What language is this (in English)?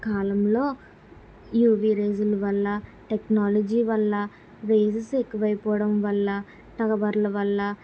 Telugu